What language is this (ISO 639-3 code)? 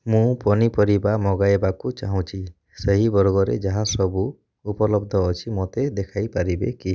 ori